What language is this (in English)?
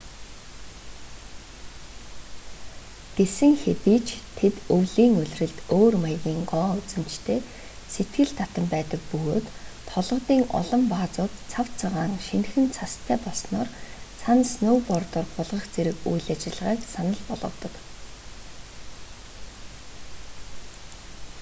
Mongolian